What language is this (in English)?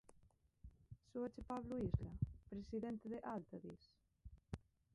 Galician